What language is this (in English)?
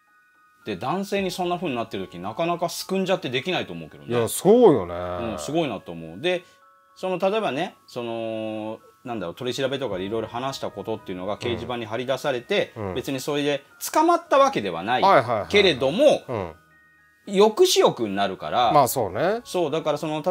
Japanese